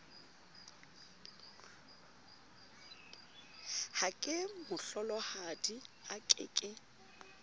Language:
Southern Sotho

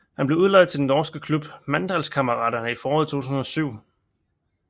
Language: Danish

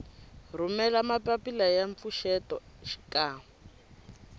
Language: Tsonga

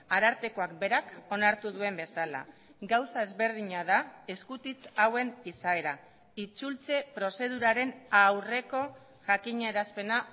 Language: Basque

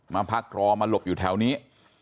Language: Thai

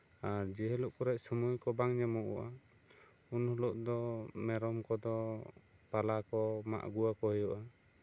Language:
Santali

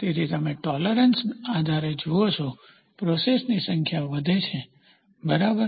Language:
Gujarati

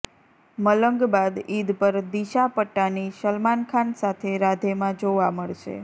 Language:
Gujarati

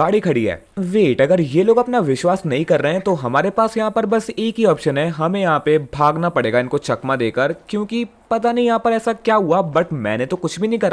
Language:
Hindi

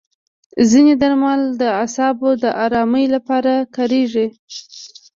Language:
Pashto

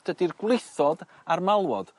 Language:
Welsh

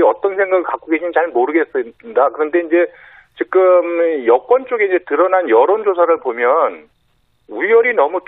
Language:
Korean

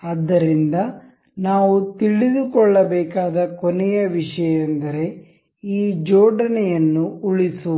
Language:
Kannada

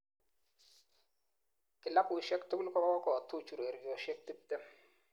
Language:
Kalenjin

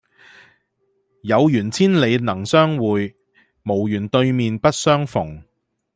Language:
Cantonese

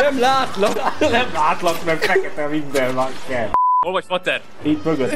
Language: Hungarian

